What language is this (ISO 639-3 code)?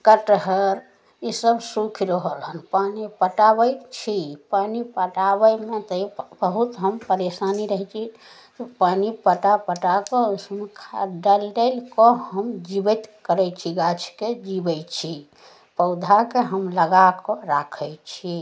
mai